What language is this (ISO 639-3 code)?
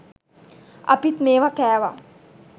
sin